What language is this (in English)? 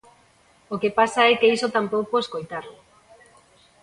Galician